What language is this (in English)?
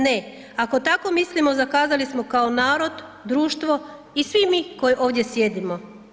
Croatian